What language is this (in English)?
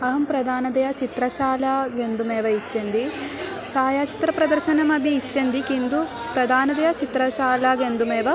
Sanskrit